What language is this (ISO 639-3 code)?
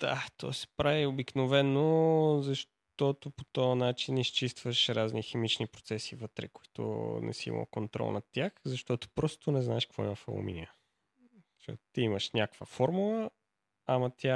bul